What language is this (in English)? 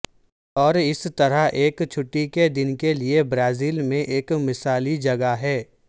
Urdu